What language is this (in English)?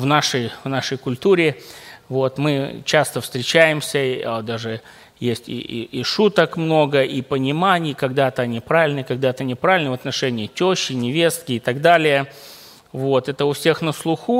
Russian